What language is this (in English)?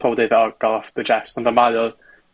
Welsh